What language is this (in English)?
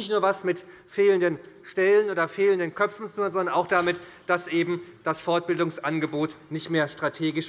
German